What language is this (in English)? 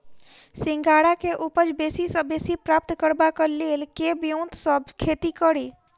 Maithili